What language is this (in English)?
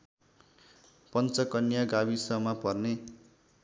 Nepali